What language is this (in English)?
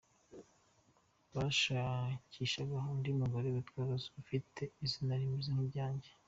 Kinyarwanda